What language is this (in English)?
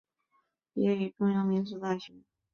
Chinese